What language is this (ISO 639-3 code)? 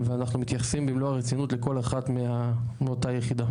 heb